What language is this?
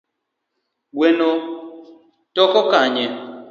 Luo (Kenya and Tanzania)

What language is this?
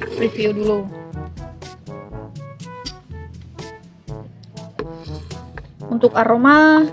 Indonesian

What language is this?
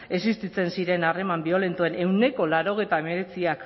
Basque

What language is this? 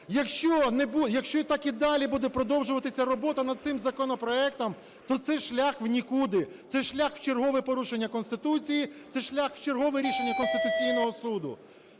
Ukrainian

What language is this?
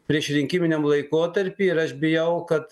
Lithuanian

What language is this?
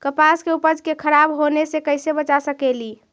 Magahi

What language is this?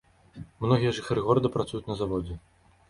Belarusian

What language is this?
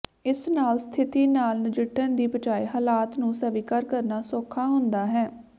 Punjabi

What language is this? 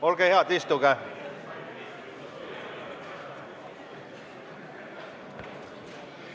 Estonian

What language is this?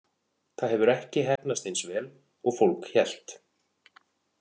Icelandic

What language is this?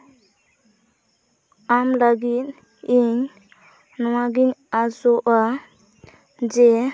Santali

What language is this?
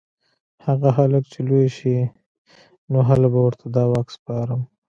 Pashto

